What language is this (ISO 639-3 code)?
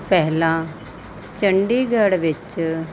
pan